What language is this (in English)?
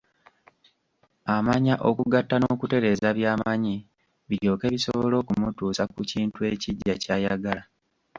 Ganda